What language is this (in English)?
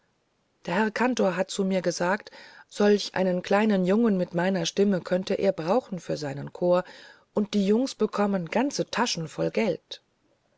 German